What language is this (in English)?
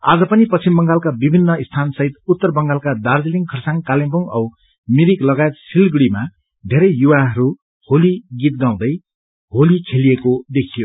Nepali